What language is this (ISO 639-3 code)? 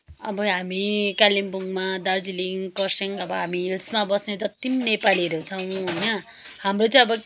nep